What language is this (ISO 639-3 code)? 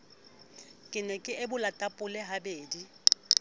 sot